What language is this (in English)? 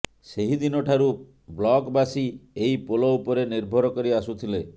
Odia